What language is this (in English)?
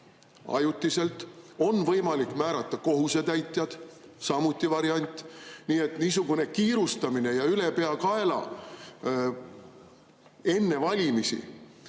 Estonian